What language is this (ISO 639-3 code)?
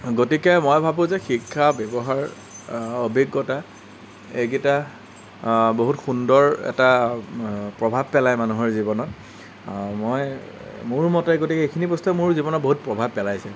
asm